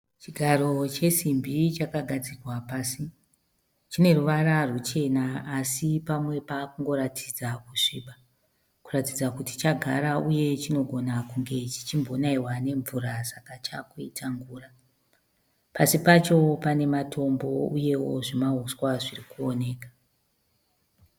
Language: Shona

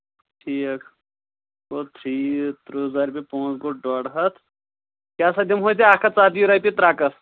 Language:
Kashmiri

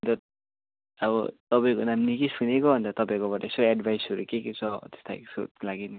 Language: Nepali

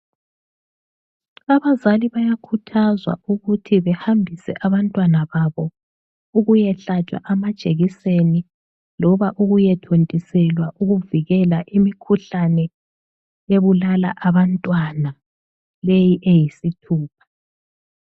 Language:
North Ndebele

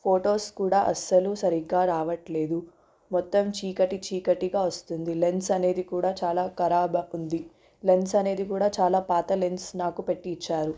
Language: Telugu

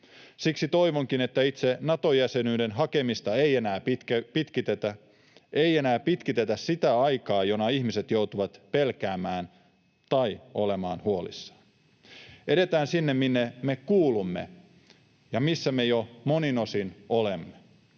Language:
Finnish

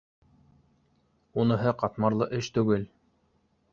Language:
Bashkir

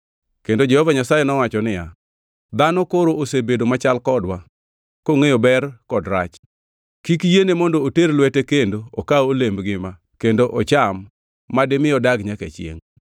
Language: Luo (Kenya and Tanzania)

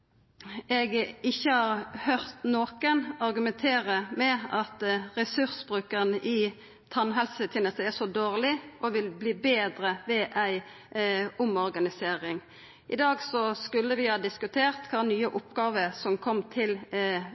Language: Norwegian Nynorsk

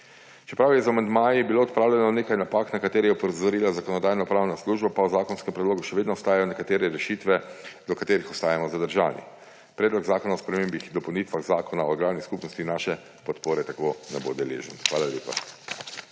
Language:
Slovenian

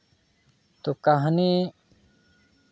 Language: Santali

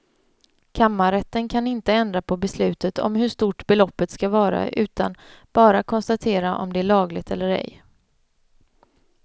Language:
Swedish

